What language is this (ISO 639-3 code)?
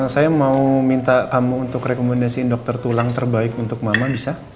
ind